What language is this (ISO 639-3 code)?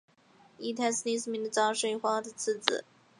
zho